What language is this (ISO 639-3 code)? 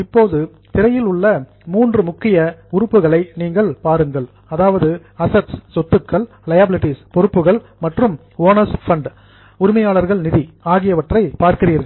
tam